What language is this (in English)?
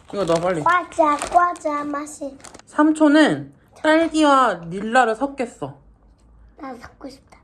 Korean